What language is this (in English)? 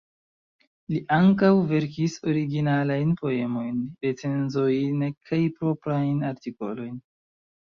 Esperanto